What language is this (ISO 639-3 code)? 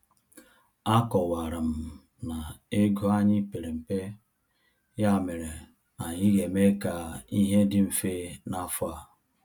ibo